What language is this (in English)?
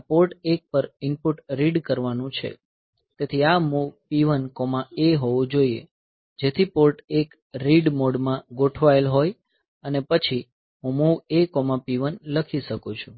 Gujarati